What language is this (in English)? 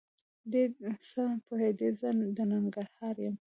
Pashto